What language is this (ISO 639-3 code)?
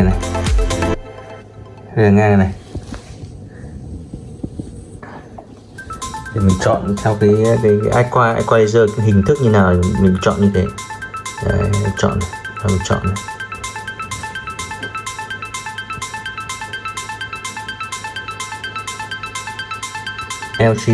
vie